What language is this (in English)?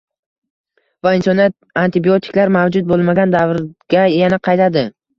Uzbek